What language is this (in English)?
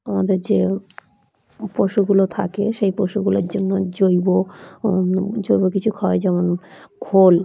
Bangla